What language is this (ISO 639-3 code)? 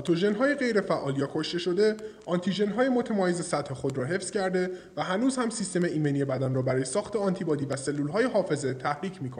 fas